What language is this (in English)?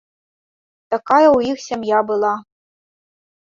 Belarusian